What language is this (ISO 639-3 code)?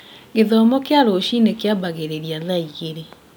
kik